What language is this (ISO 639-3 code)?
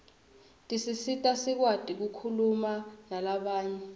ssw